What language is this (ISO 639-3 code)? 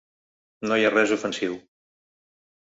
cat